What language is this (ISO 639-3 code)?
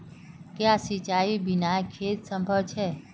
mag